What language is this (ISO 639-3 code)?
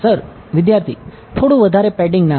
guj